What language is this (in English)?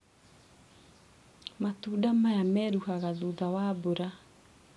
Kikuyu